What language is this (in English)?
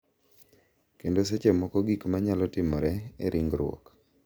Luo (Kenya and Tanzania)